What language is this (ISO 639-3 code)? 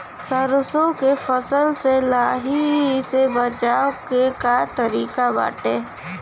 bho